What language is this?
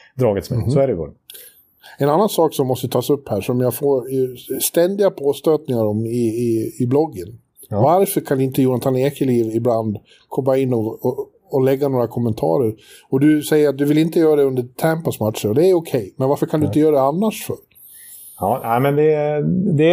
Swedish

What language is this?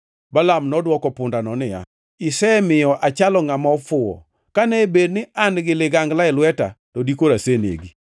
Luo (Kenya and Tanzania)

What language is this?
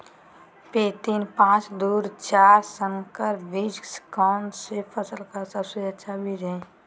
Magahi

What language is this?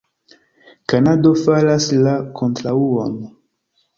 Esperanto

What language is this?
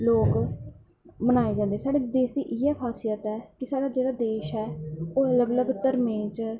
Dogri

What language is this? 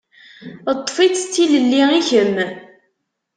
Kabyle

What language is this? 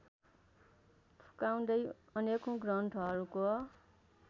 Nepali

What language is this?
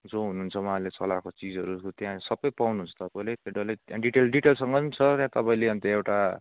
Nepali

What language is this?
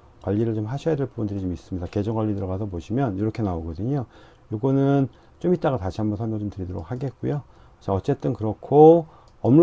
Korean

